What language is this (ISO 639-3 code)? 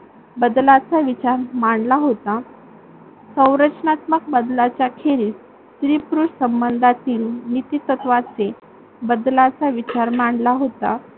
mar